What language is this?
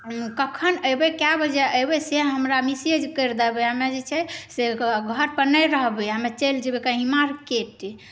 Maithili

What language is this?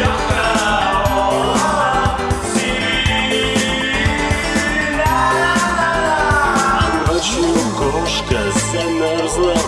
Russian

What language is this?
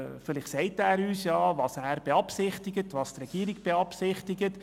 Swiss German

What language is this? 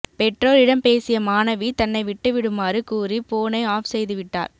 Tamil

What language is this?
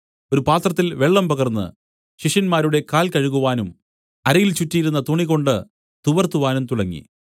Malayalam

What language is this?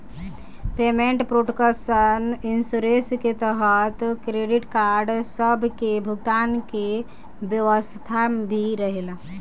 Bhojpuri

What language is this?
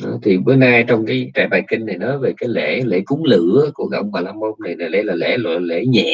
Vietnamese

